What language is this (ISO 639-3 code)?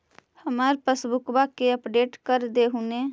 mag